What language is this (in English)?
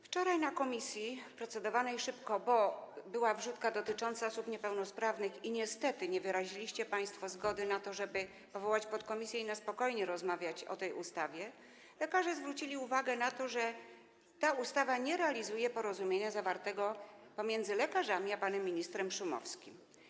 Polish